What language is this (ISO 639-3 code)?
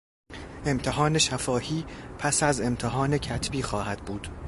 fas